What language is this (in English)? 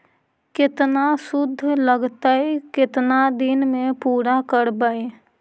Magahi